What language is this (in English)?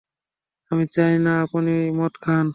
Bangla